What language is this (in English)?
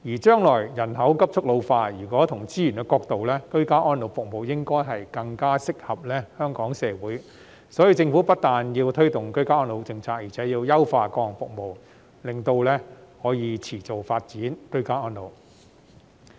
Cantonese